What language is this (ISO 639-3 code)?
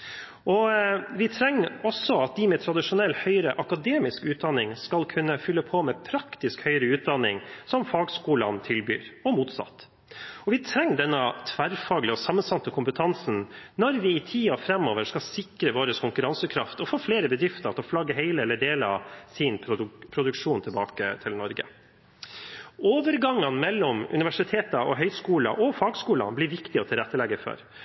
nob